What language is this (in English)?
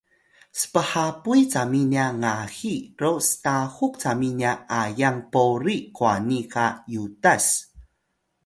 Atayal